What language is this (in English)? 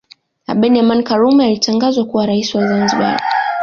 Swahili